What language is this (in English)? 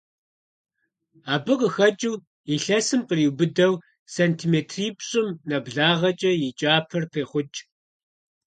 Kabardian